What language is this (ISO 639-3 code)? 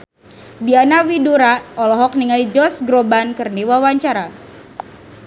sun